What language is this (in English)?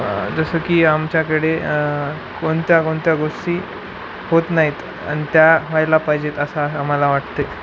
Marathi